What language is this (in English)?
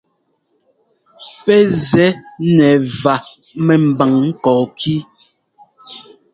Ngomba